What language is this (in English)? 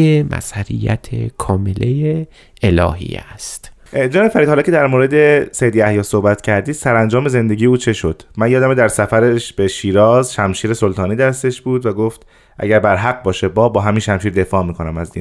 Persian